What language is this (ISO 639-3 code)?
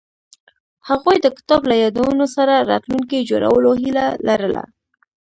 pus